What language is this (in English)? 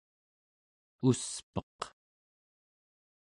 Central Yupik